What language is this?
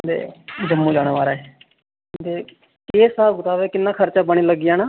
Dogri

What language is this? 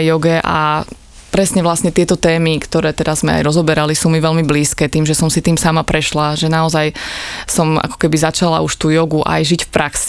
Slovak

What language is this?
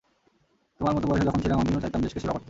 Bangla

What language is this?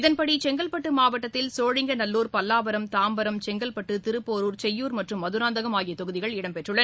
Tamil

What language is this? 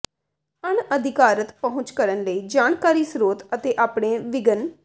Punjabi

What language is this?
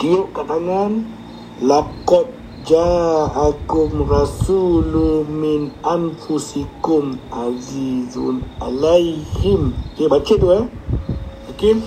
Malay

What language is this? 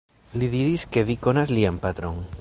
Esperanto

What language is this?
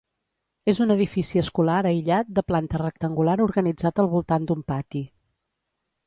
Catalan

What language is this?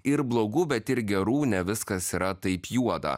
Lithuanian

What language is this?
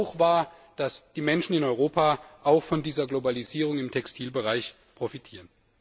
German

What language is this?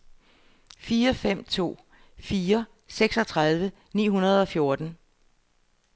Danish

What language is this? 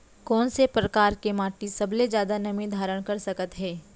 Chhattisgarhi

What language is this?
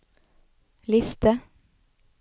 Norwegian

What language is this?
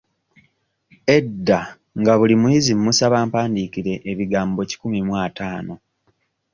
Ganda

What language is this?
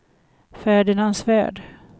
Swedish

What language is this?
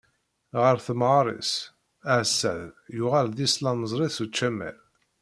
Kabyle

